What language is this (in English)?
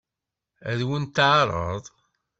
Kabyle